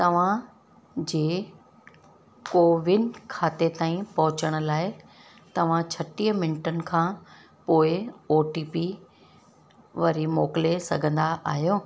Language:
Sindhi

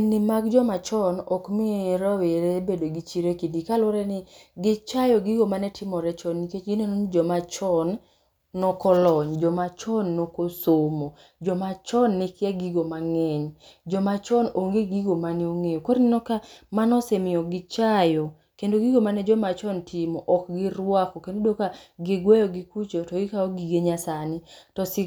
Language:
Luo (Kenya and Tanzania)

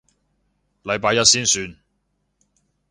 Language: Cantonese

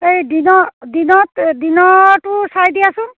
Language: Assamese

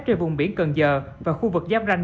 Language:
Vietnamese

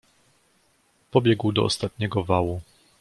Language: Polish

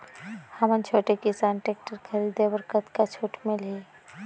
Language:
Chhattisgarhi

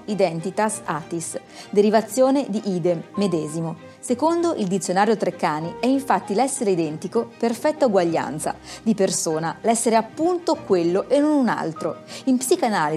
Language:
Italian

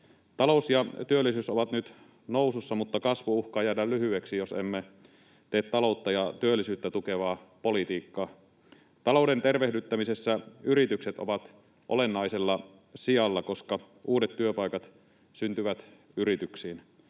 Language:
Finnish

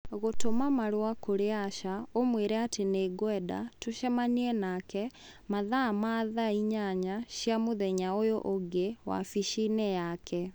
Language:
Kikuyu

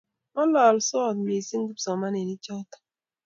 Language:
Kalenjin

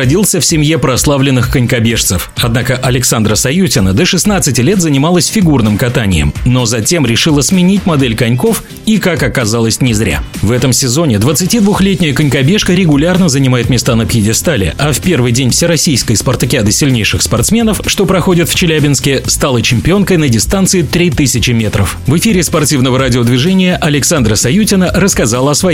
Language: Russian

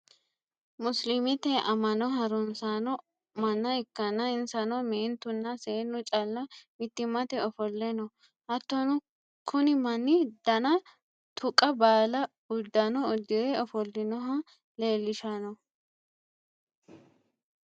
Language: Sidamo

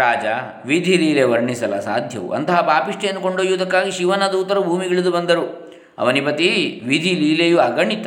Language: Kannada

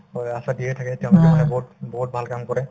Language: Assamese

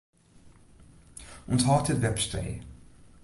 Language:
Western Frisian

